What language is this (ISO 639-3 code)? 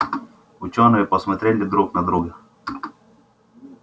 rus